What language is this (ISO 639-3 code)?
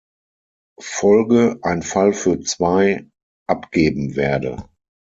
deu